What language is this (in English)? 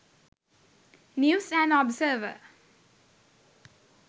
Sinhala